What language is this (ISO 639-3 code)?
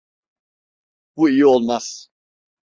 tur